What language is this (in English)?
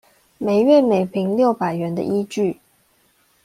Chinese